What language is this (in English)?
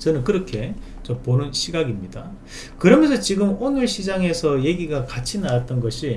Korean